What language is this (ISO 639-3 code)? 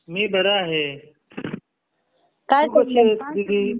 mar